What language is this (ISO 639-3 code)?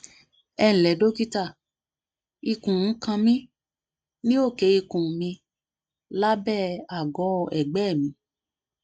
yor